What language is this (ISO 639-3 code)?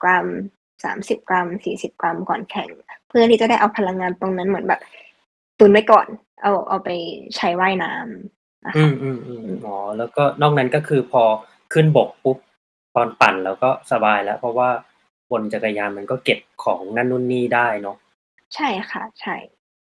tha